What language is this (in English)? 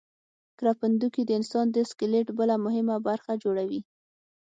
Pashto